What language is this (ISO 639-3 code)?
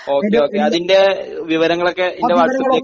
mal